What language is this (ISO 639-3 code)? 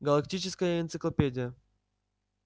rus